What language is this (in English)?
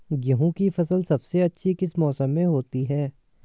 Hindi